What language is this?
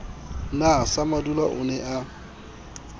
Southern Sotho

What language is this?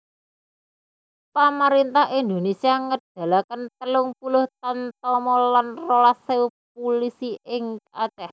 Javanese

